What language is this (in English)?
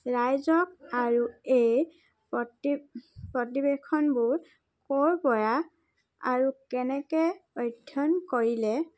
Assamese